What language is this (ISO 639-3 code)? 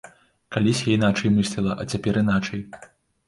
bel